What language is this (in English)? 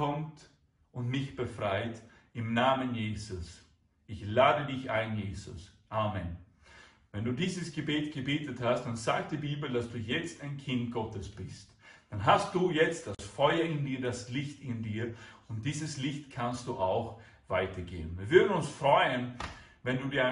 German